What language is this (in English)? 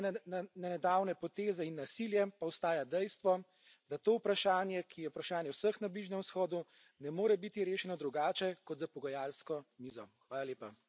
Slovenian